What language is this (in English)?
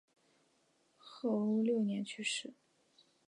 Chinese